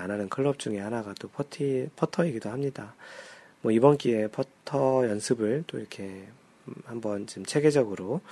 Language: Korean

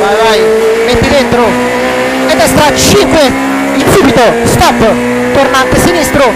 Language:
Italian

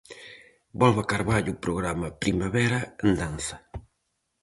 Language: Galician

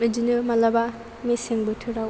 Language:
Bodo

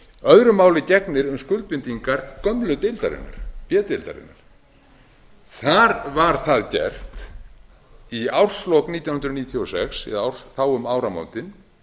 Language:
Icelandic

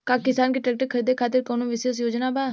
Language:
Bhojpuri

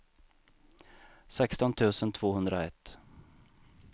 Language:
Swedish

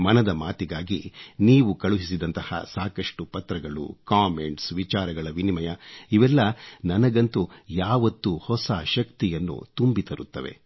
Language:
Kannada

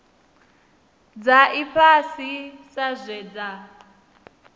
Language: Venda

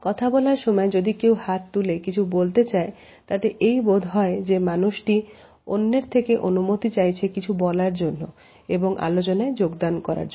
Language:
Bangla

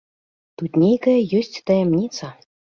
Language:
Belarusian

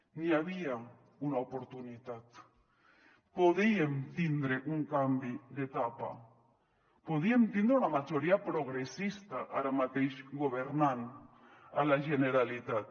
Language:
Catalan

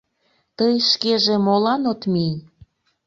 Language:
Mari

